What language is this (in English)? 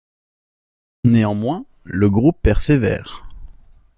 French